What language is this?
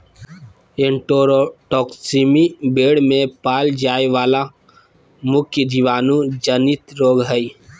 Magahi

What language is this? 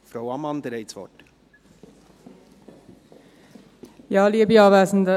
Swiss German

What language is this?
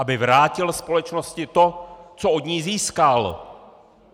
Czech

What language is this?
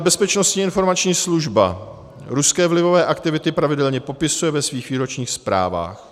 Czech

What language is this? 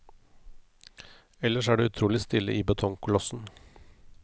Norwegian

